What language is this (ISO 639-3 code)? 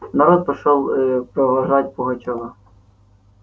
rus